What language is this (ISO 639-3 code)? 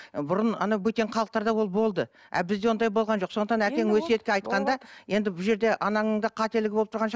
kaz